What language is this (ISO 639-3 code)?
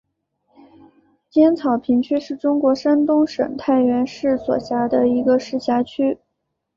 zho